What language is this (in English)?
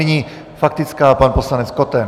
Czech